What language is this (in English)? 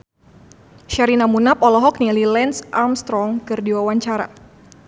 Sundanese